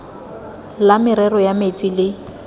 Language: Tswana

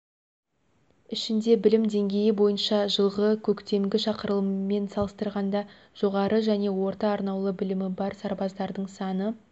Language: Kazakh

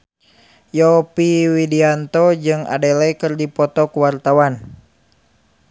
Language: Sundanese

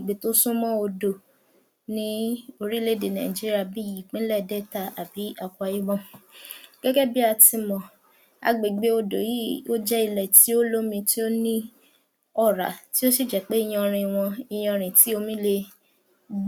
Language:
Yoruba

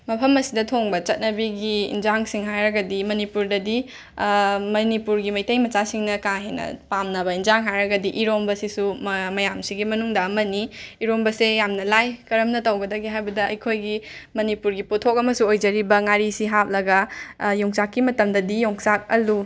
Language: Manipuri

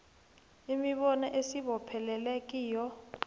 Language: South Ndebele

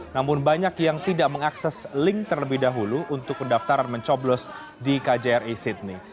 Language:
Indonesian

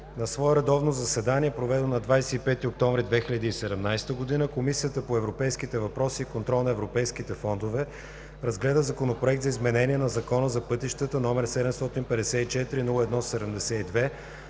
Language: Bulgarian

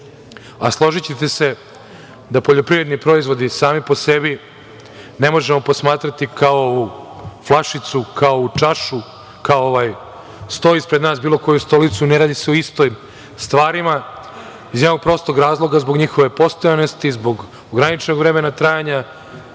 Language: Serbian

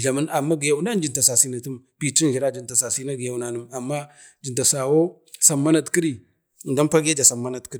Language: Bade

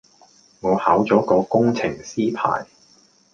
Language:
Cantonese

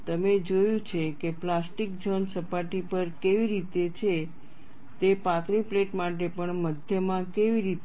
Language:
Gujarati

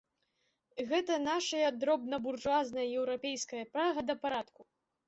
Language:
Belarusian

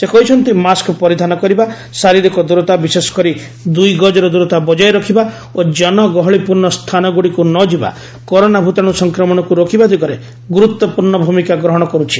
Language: Odia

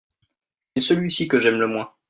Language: French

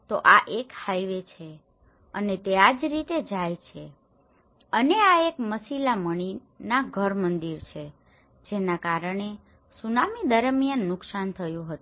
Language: Gujarati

